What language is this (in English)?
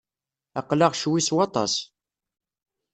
Kabyle